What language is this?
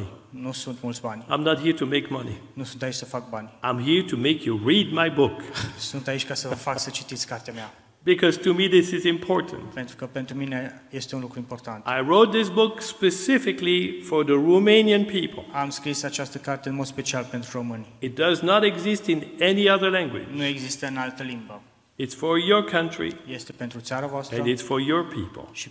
Romanian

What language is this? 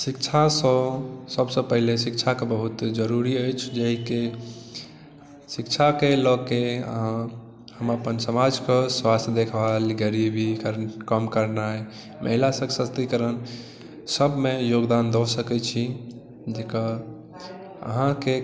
Maithili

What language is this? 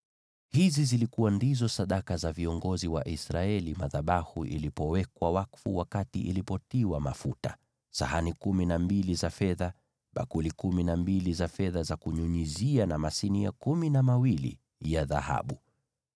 Swahili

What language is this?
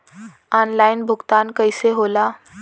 Bhojpuri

